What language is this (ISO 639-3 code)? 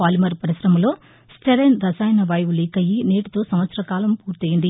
tel